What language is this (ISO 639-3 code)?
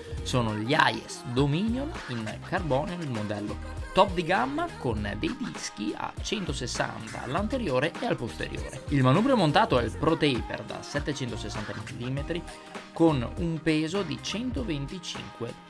ita